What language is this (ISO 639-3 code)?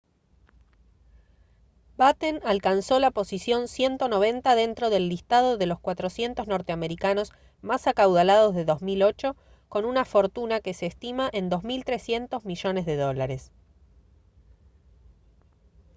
spa